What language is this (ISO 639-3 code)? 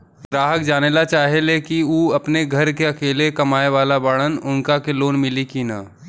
bho